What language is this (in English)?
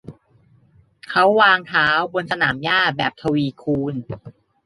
Thai